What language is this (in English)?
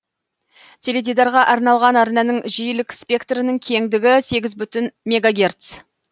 Kazakh